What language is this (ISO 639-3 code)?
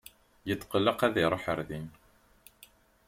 kab